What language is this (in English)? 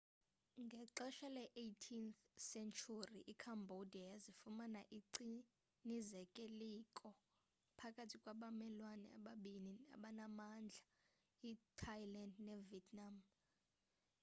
Xhosa